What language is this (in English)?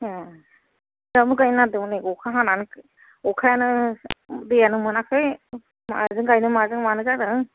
Bodo